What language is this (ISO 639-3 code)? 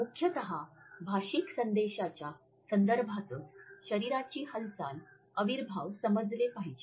mar